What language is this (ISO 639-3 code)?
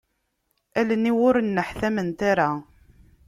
kab